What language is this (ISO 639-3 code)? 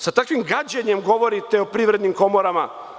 srp